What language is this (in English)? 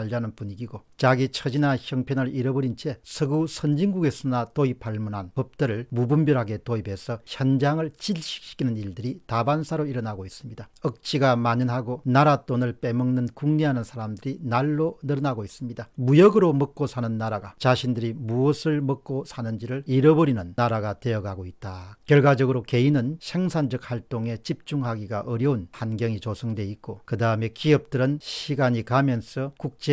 Korean